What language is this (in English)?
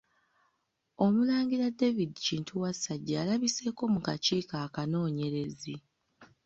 Ganda